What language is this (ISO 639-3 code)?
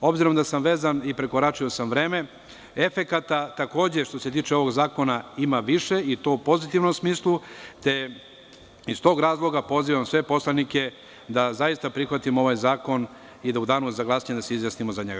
srp